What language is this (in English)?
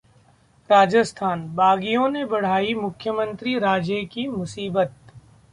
Hindi